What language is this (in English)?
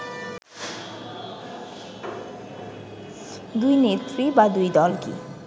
Bangla